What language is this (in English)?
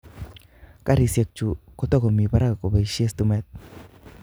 Kalenjin